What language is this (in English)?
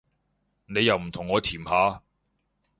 Cantonese